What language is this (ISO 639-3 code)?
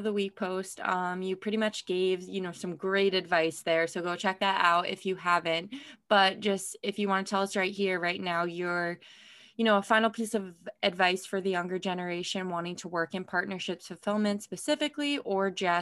eng